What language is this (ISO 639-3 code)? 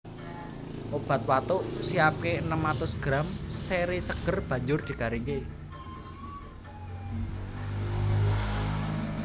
jav